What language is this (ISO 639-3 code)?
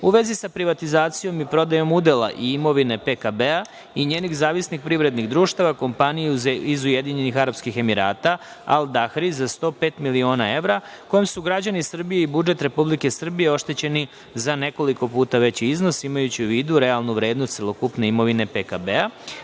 srp